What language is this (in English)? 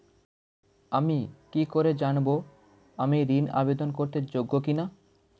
Bangla